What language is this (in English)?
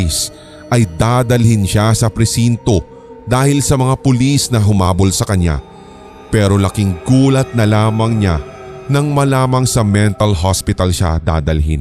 Filipino